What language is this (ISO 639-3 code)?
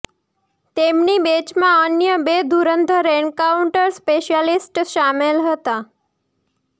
guj